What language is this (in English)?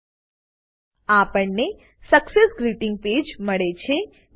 Gujarati